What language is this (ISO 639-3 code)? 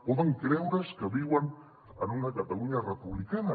cat